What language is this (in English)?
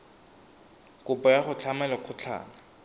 Tswana